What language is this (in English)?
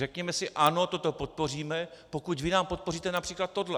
Czech